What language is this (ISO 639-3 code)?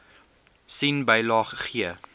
afr